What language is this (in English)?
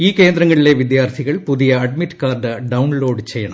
Malayalam